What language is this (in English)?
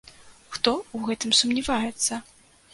Belarusian